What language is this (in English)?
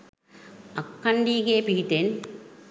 Sinhala